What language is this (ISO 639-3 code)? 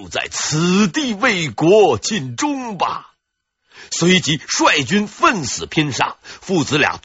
zho